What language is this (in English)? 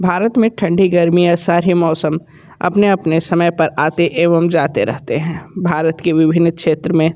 Hindi